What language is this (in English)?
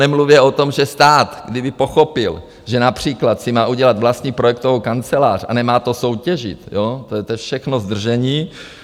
Czech